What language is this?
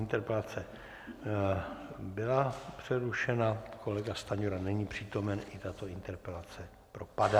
Czech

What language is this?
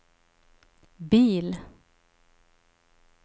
Swedish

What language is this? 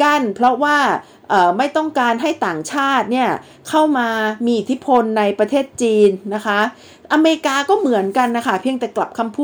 Thai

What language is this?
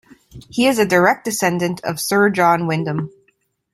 English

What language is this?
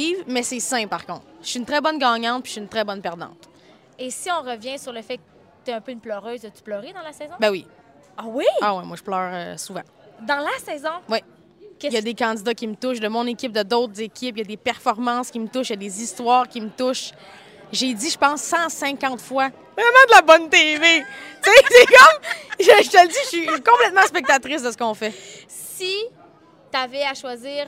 French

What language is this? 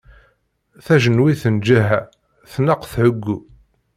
Kabyle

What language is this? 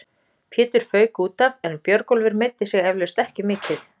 Icelandic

